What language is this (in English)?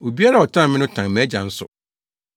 Akan